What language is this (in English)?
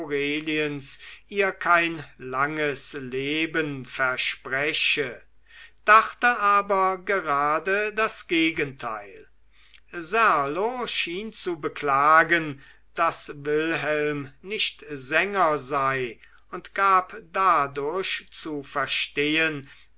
German